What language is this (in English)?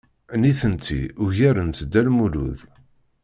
Kabyle